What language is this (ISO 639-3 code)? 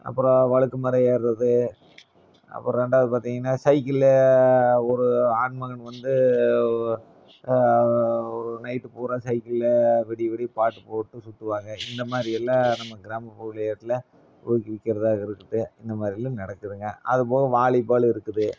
tam